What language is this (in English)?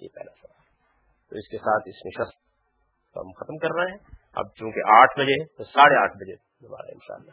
Urdu